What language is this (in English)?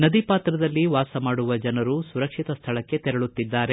Kannada